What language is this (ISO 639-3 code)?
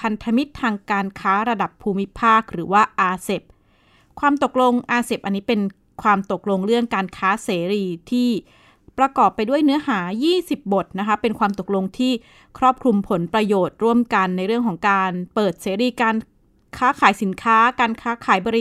tha